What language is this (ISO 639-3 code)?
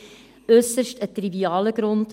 gsw